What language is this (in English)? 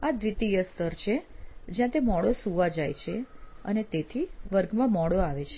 Gujarati